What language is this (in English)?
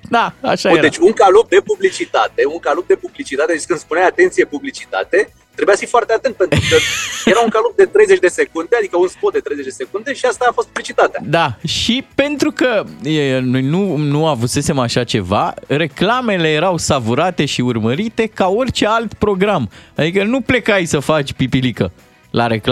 Romanian